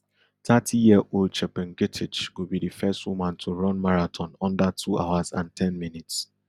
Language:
Nigerian Pidgin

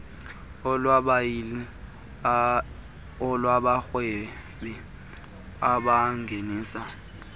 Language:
Xhosa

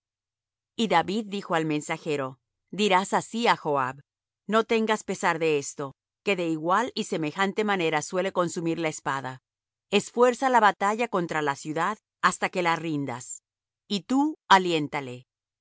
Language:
Spanish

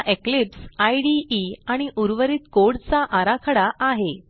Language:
Marathi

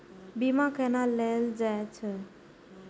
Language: Maithili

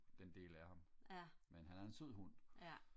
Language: Danish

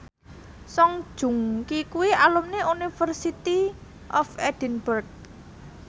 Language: Javanese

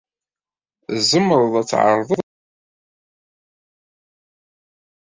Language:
Kabyle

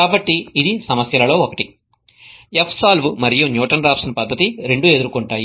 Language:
Telugu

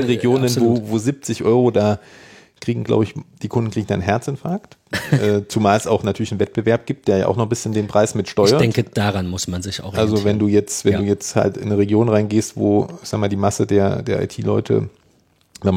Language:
German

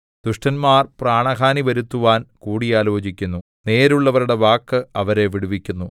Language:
Malayalam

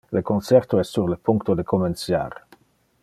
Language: Interlingua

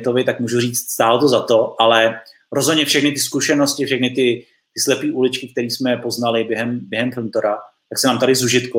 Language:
Czech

